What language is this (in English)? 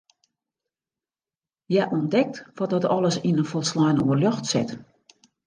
Western Frisian